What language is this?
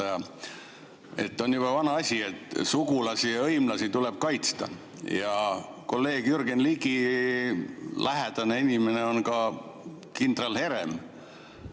Estonian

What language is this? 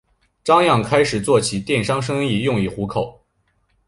Chinese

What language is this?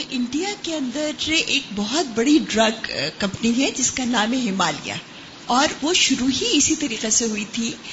Urdu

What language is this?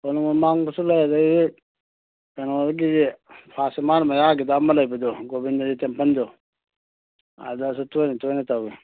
Manipuri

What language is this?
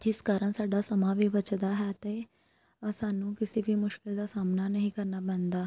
Punjabi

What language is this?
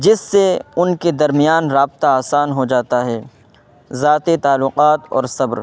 Urdu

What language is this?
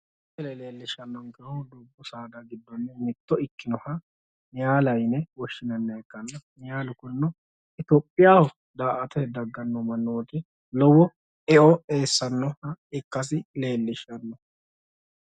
Sidamo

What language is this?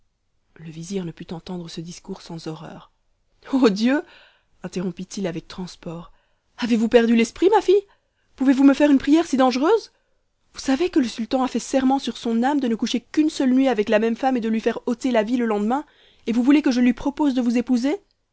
French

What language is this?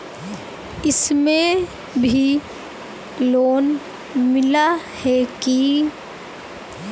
Magahi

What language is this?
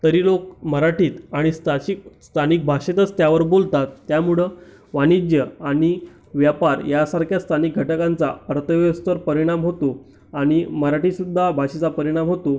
Marathi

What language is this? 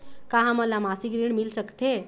Chhattisgarhi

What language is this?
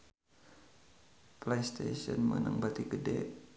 Sundanese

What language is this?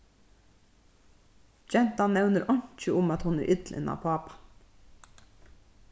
Faroese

